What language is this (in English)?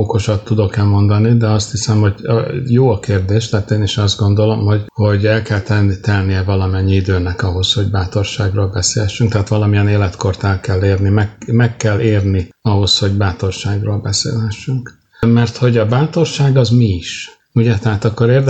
Hungarian